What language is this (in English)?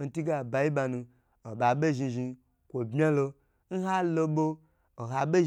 Gbagyi